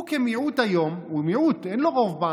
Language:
Hebrew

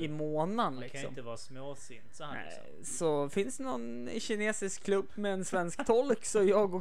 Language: Swedish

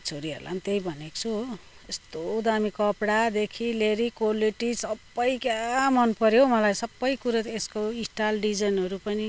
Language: Nepali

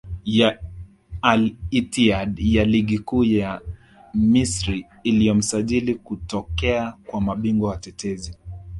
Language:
Swahili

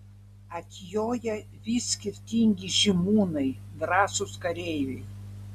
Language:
Lithuanian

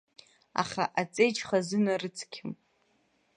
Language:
Abkhazian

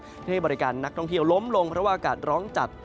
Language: Thai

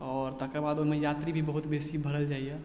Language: Maithili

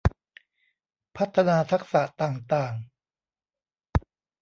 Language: Thai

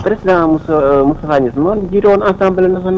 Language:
Wolof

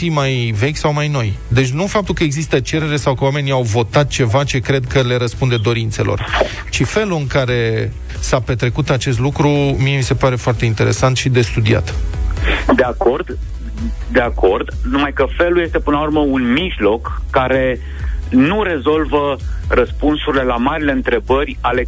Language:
Romanian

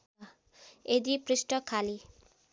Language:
Nepali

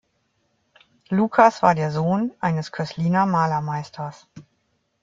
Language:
German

